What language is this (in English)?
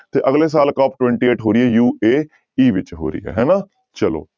Punjabi